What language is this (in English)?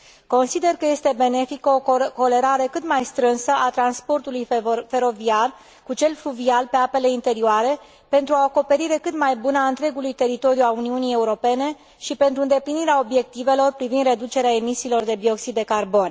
Romanian